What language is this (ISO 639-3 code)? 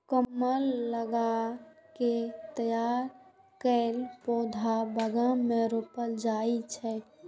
mai